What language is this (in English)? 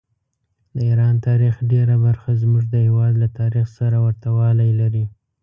Pashto